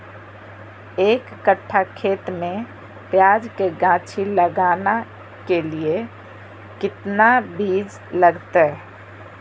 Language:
Magahi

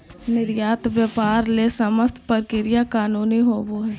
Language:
Magahi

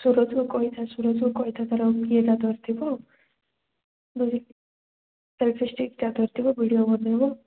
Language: Odia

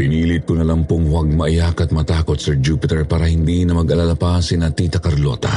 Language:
Filipino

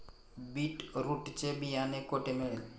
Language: Marathi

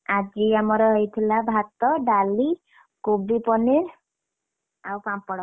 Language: Odia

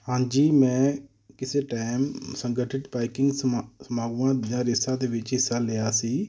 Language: Punjabi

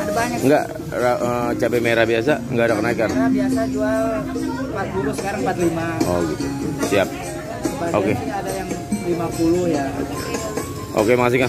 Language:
Indonesian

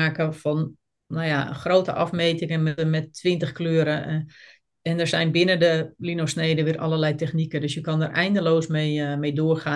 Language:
Dutch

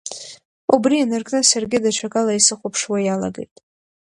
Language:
Abkhazian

